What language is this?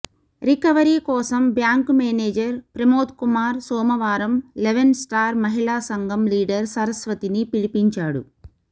Telugu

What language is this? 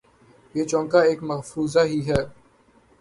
Urdu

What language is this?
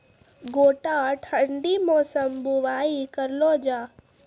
Maithili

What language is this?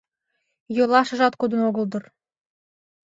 Mari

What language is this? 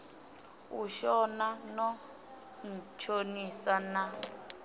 Venda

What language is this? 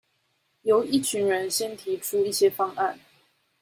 Chinese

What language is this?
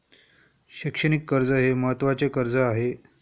Marathi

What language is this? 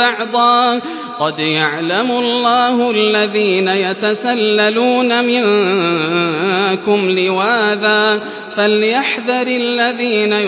Arabic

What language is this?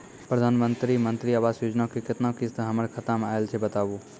Maithili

